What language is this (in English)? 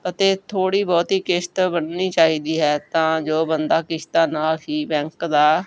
Punjabi